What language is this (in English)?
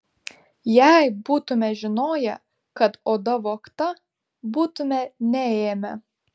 Lithuanian